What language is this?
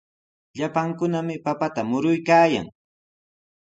Sihuas Ancash Quechua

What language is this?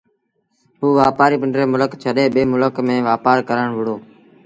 Sindhi Bhil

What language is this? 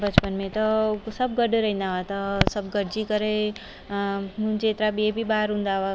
Sindhi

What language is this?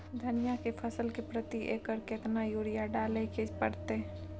Maithili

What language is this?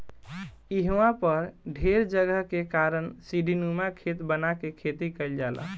Bhojpuri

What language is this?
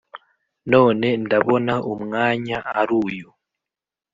Kinyarwanda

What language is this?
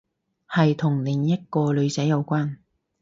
Cantonese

